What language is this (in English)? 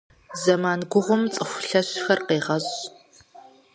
Kabardian